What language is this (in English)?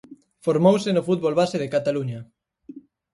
Galician